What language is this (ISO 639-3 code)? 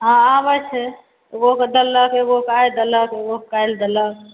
mai